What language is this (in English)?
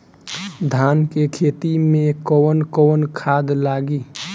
Bhojpuri